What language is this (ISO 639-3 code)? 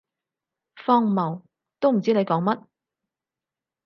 yue